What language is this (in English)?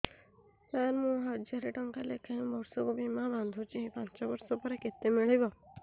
Odia